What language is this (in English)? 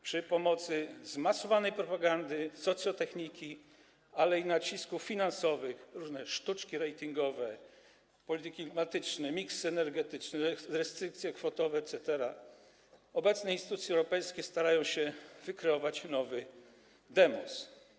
Polish